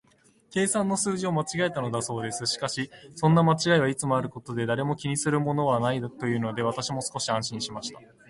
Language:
Japanese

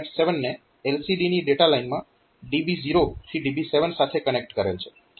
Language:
Gujarati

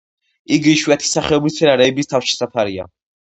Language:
Georgian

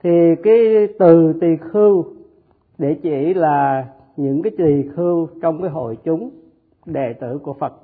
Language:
Vietnamese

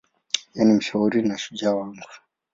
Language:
Swahili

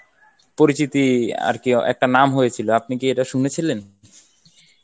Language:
Bangla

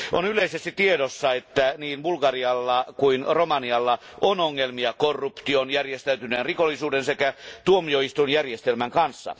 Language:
Finnish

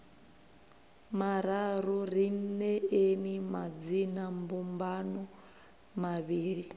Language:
Venda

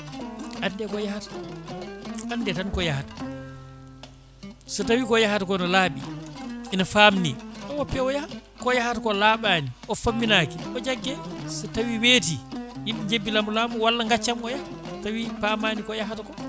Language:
Fula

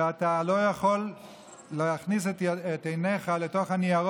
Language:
Hebrew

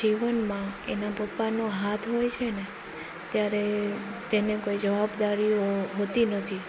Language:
Gujarati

